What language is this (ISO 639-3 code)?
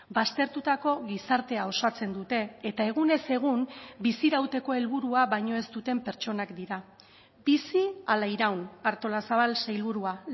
eus